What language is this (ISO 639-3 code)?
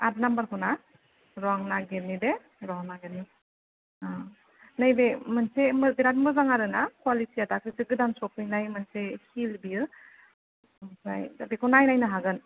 brx